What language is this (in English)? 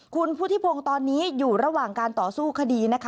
Thai